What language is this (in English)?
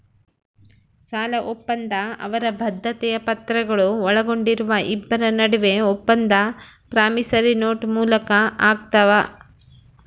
Kannada